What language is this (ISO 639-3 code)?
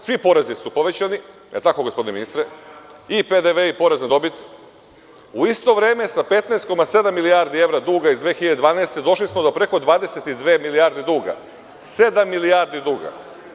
srp